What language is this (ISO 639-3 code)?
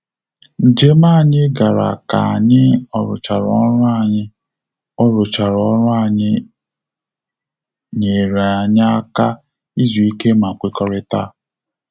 ibo